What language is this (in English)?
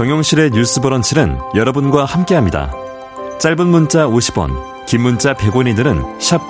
Korean